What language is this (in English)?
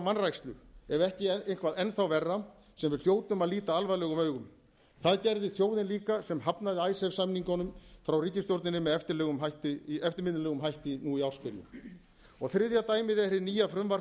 Icelandic